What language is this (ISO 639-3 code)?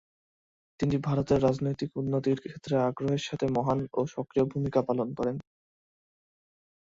ben